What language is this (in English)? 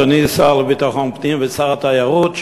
Hebrew